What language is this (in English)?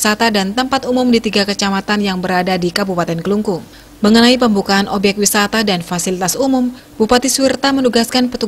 Indonesian